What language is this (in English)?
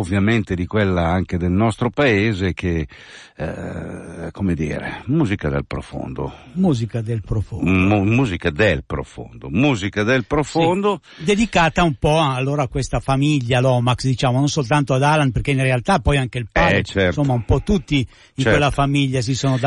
Italian